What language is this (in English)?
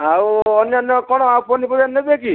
Odia